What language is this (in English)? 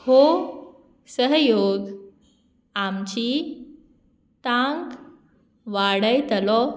Konkani